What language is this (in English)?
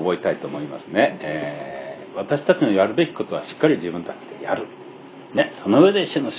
Japanese